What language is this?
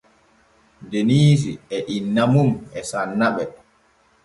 Borgu Fulfulde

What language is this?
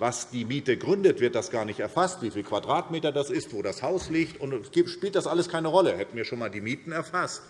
German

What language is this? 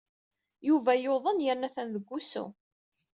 Kabyle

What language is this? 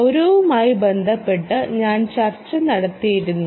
Malayalam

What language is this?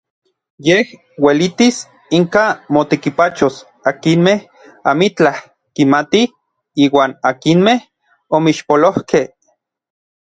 Orizaba Nahuatl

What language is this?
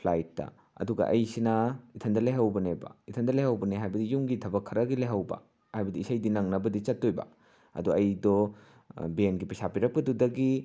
Manipuri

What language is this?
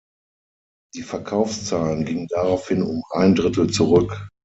German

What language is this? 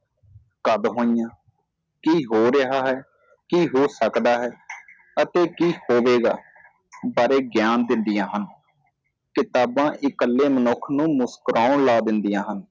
Punjabi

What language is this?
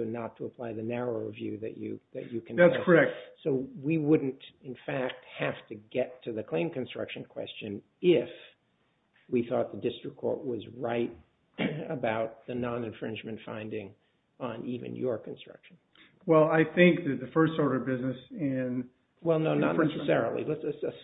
English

